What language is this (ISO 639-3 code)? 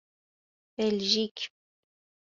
fas